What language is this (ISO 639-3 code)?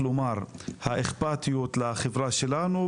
heb